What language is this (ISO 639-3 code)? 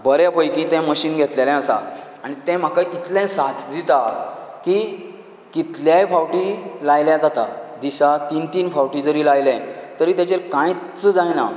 kok